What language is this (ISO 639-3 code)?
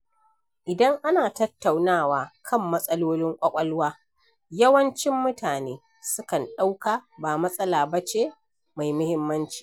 hau